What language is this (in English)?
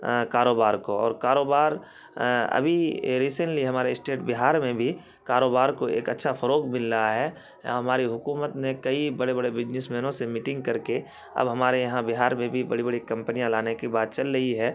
Urdu